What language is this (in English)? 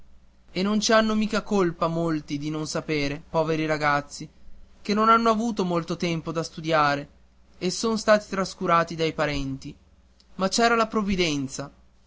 Italian